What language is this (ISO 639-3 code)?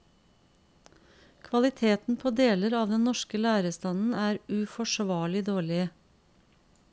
nor